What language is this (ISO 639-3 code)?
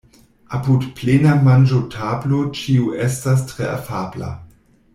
epo